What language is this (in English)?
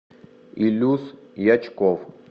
Russian